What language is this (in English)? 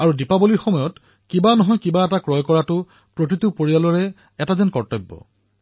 Assamese